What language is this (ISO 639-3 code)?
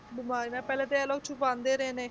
pan